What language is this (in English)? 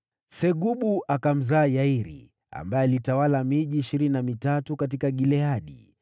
Swahili